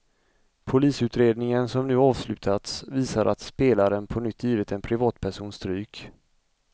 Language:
Swedish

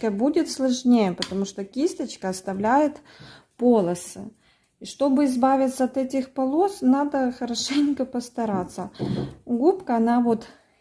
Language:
Russian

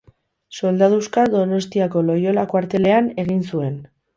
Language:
Basque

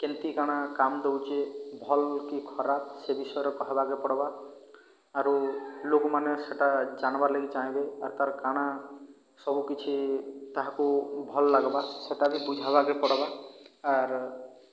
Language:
Odia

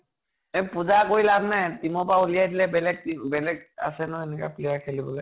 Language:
Assamese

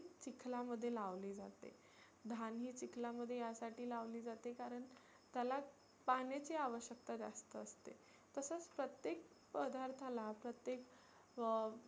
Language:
Marathi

